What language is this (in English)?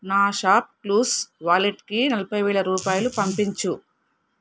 Telugu